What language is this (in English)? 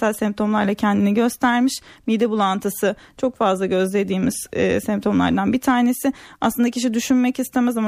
Turkish